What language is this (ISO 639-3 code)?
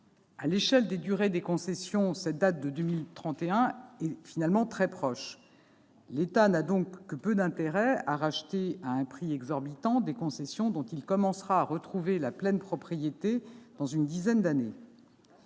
fra